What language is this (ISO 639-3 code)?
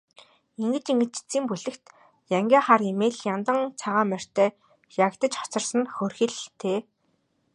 mon